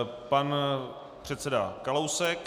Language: Czech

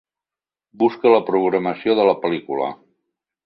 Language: Catalan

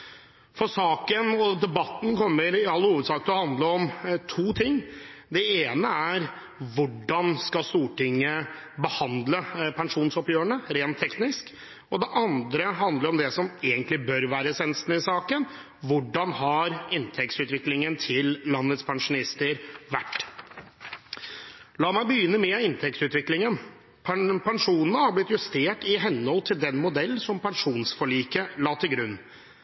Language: Norwegian Bokmål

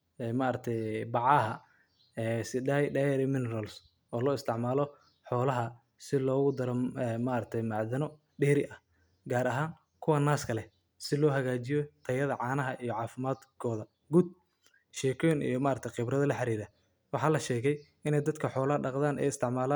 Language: Somali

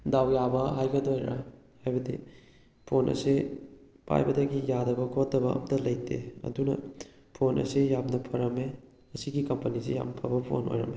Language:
Manipuri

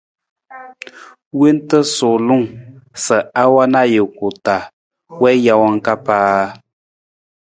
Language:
Nawdm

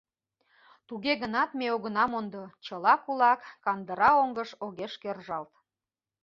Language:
Mari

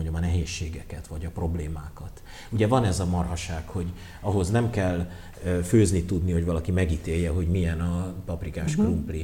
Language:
Hungarian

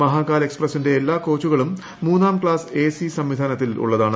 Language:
Malayalam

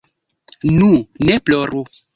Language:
Esperanto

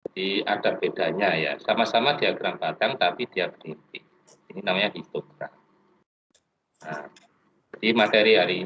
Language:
Indonesian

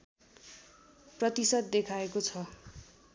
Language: Nepali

